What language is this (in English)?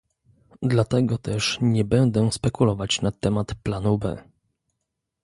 Polish